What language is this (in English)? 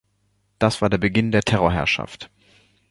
German